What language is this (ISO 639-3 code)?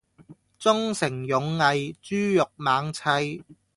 yue